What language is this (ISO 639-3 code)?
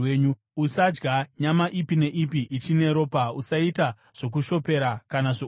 sna